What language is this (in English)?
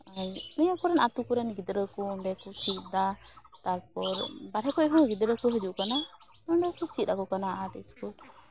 Santali